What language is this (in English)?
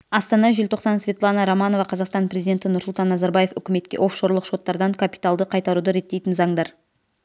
Kazakh